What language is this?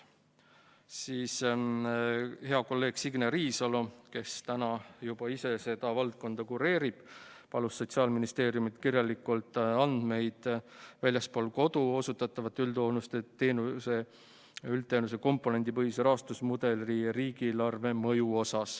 Estonian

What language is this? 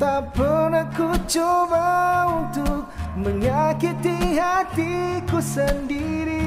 Indonesian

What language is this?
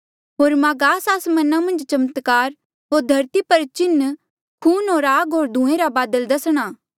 Mandeali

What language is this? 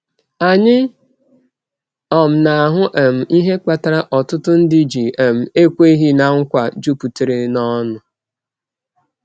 Igbo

